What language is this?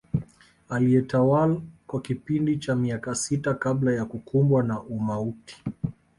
Swahili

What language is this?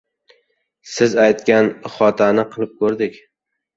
Uzbek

